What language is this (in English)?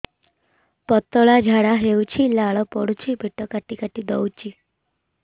Odia